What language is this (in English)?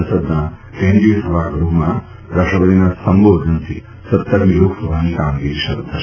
Gujarati